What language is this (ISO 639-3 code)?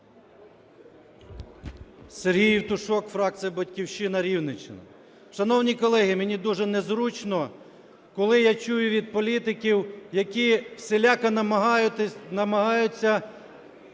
ukr